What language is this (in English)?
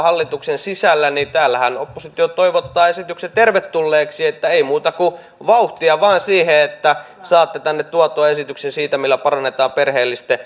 Finnish